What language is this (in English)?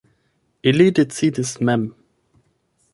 Esperanto